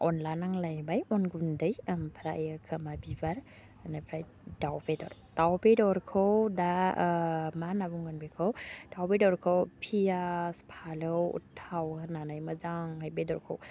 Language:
Bodo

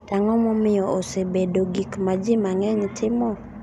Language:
Luo (Kenya and Tanzania)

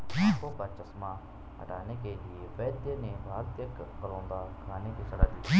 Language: Hindi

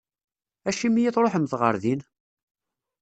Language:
Kabyle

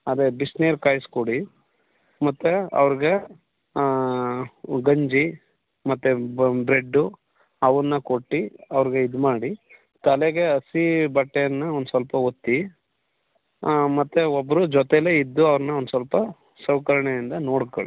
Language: Kannada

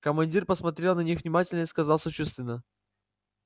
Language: Russian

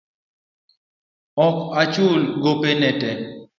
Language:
Luo (Kenya and Tanzania)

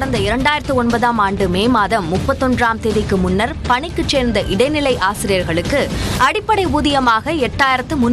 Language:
Arabic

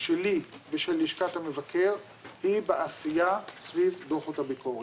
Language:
Hebrew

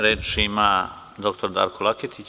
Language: Serbian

